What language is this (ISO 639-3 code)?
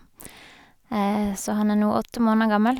nor